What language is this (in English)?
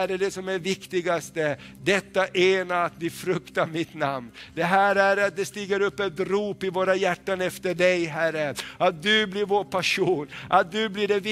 Swedish